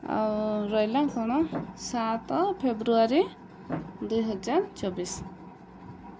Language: Odia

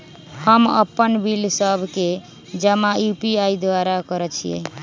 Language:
Magahi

